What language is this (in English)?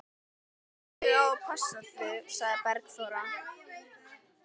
Icelandic